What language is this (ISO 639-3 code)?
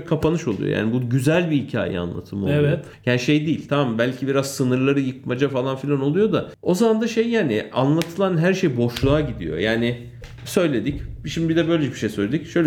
tur